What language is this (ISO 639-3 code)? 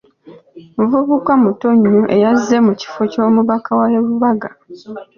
lug